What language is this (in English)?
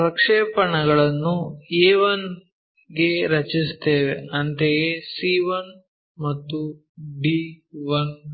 Kannada